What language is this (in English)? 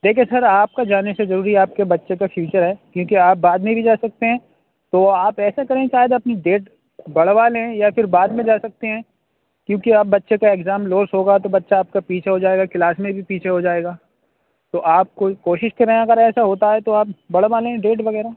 Urdu